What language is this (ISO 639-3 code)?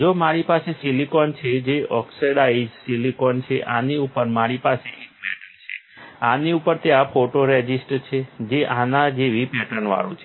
guj